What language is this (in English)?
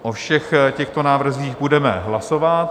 Czech